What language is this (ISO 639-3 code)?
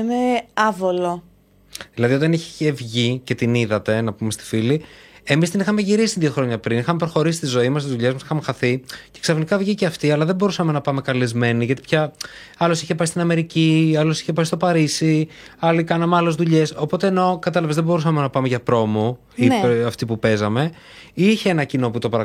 ell